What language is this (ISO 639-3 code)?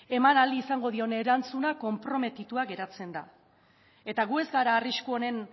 eus